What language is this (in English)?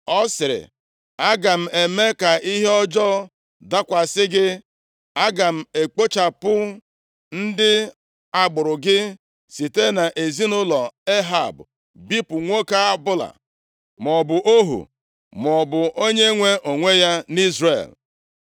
Igbo